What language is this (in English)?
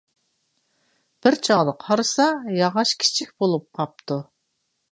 Uyghur